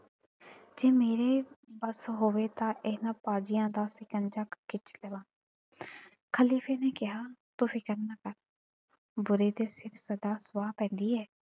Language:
Punjabi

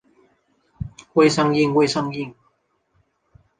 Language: Chinese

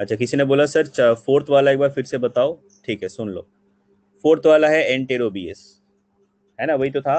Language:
Hindi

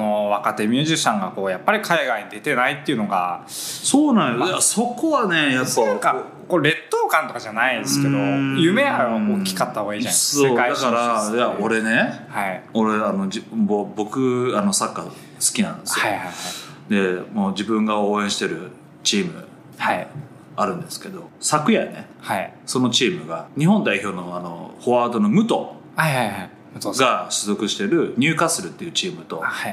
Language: Japanese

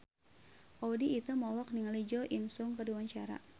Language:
Sundanese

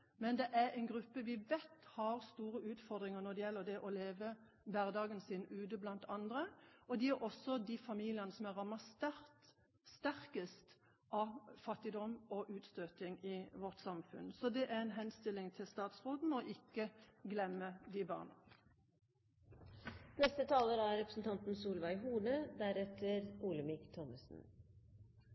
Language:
Norwegian Bokmål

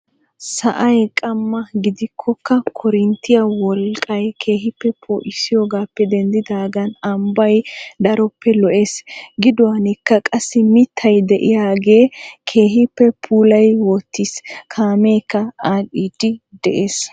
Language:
Wolaytta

